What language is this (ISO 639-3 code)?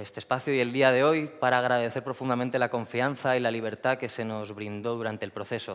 spa